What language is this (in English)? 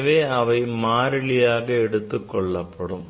Tamil